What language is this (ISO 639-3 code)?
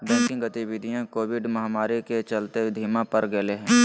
mag